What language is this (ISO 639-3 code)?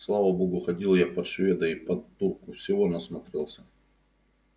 rus